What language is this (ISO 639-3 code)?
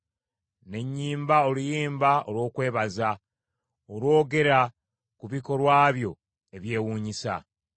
lug